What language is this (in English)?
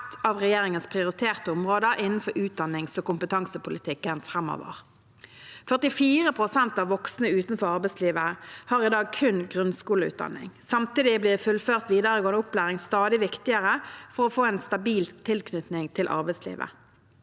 Norwegian